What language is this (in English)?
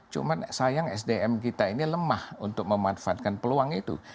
Indonesian